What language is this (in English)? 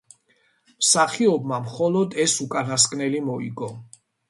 Georgian